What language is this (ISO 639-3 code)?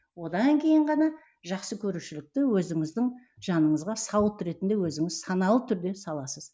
kaz